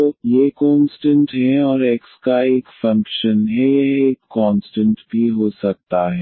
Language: Hindi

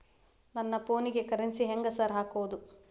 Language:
Kannada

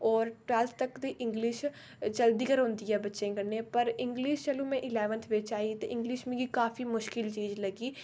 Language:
Dogri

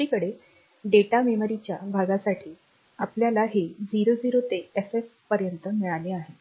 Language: Marathi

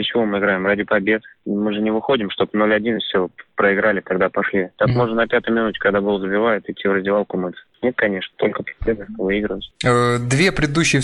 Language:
Russian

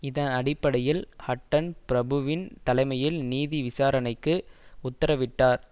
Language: Tamil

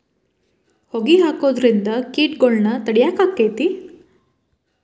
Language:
Kannada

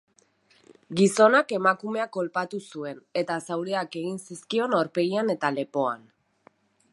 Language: Basque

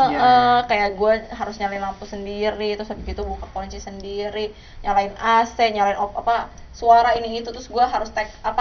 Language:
Indonesian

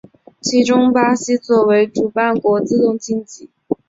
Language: Chinese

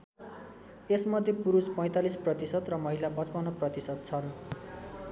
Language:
Nepali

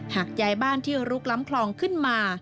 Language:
Thai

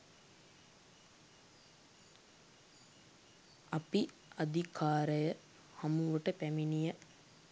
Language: Sinhala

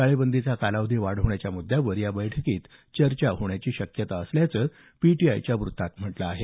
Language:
Marathi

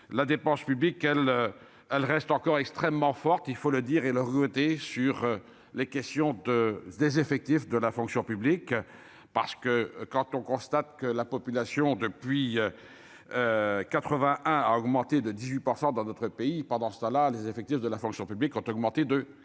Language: French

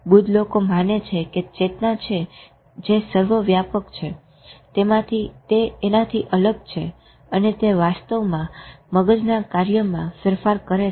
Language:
Gujarati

